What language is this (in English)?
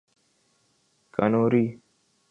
Urdu